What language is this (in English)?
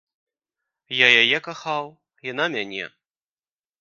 Belarusian